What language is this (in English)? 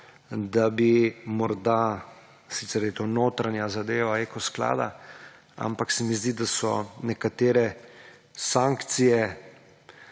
Slovenian